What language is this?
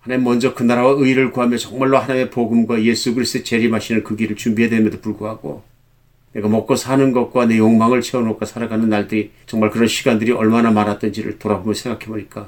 Korean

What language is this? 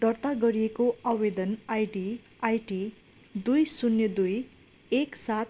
Nepali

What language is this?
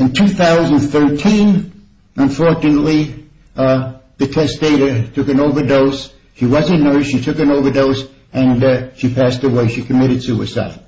English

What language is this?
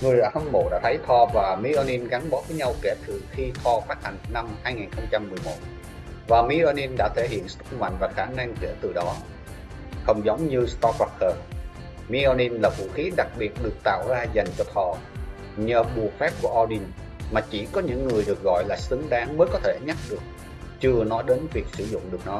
Vietnamese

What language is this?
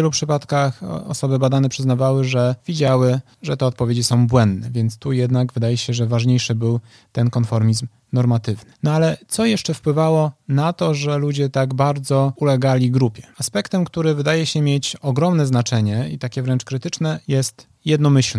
Polish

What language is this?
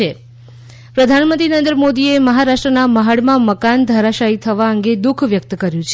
Gujarati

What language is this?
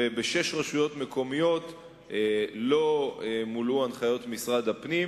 Hebrew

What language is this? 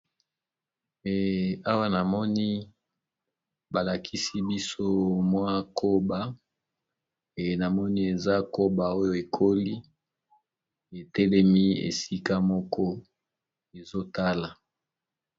Lingala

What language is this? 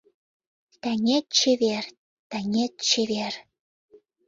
Mari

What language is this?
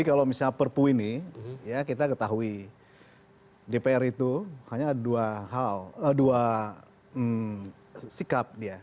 Indonesian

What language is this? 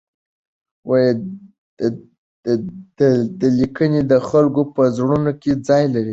Pashto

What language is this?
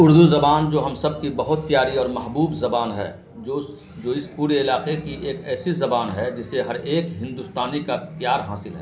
Urdu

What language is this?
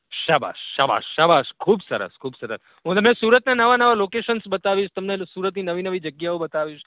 Gujarati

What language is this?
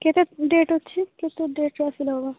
Odia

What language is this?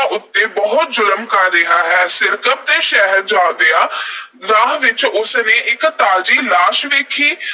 Punjabi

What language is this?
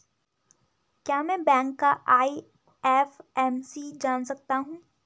Hindi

